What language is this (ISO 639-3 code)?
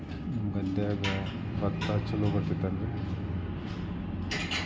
kan